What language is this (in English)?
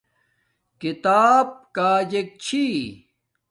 Domaaki